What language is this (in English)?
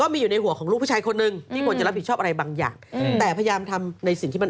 Thai